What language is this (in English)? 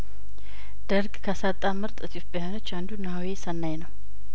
Amharic